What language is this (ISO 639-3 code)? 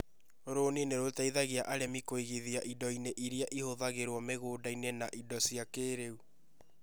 kik